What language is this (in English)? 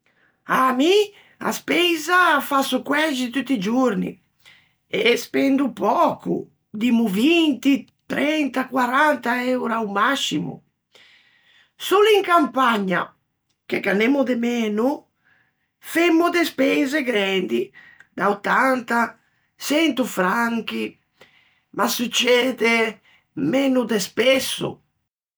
Ligurian